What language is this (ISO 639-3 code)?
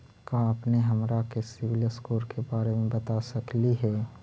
mag